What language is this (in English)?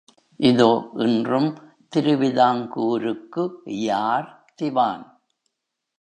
Tamil